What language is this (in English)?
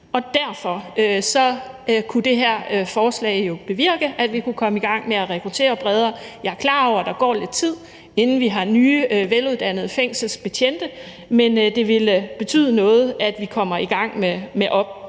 Danish